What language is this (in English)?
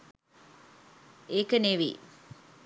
Sinhala